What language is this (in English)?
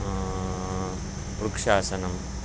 Telugu